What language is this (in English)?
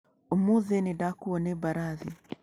Kikuyu